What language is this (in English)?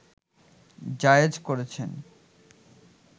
Bangla